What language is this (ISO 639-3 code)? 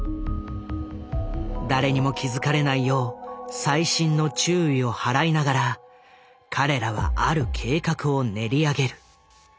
jpn